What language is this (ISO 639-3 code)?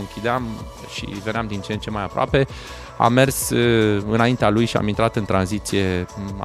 ron